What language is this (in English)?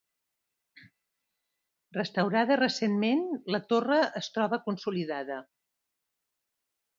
Catalan